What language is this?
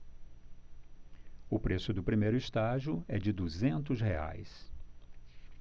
Portuguese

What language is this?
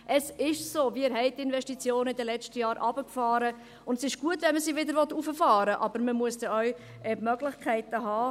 Swiss German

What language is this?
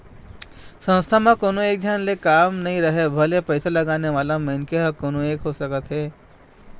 Chhattisgarhi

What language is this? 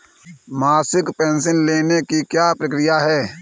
Hindi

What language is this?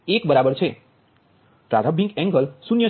Gujarati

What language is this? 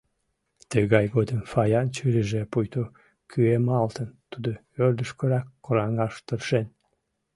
Mari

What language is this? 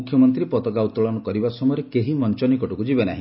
Odia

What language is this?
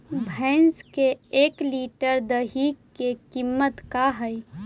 Magahi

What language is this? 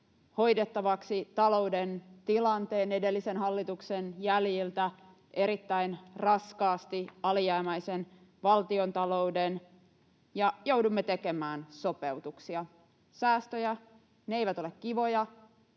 Finnish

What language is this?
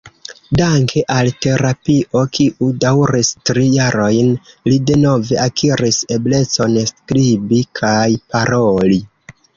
Esperanto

